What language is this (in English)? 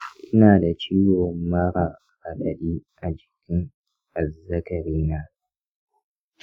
Hausa